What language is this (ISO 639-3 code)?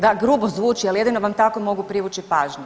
hrv